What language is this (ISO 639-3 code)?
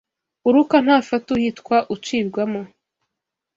kin